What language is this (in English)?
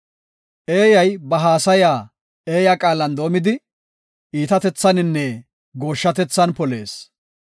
Gofa